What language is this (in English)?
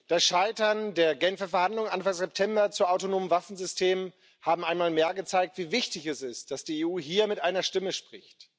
German